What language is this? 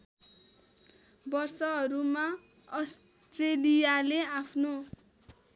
Nepali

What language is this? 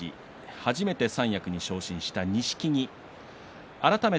Japanese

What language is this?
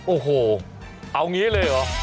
Thai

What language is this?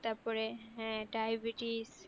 Bangla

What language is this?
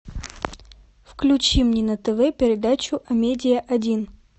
Russian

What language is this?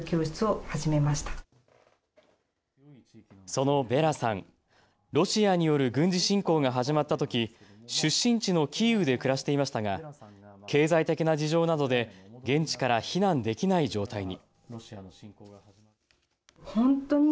Japanese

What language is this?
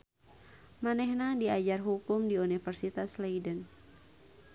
Sundanese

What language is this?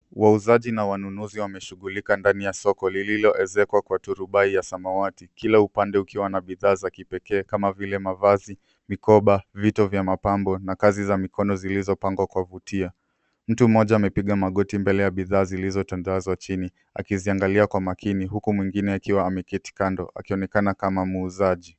Swahili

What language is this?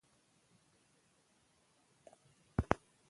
Pashto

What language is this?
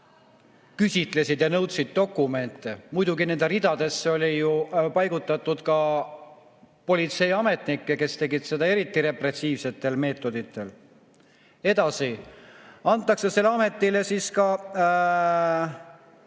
Estonian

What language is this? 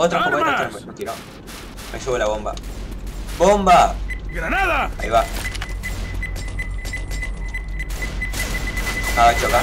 Spanish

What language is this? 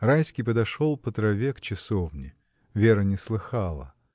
Russian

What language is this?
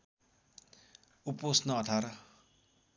Nepali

